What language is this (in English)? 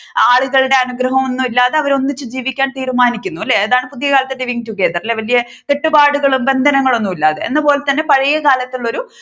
Malayalam